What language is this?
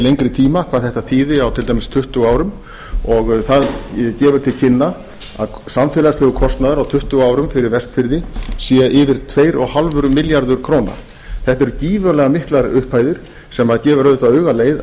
Icelandic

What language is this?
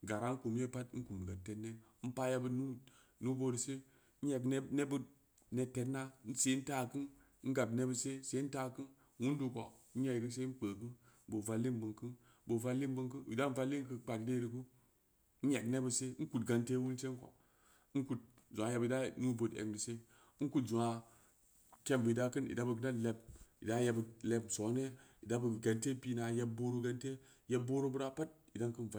Samba Leko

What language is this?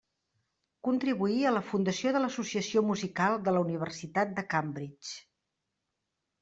Catalan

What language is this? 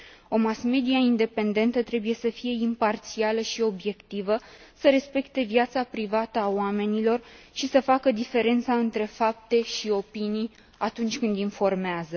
Romanian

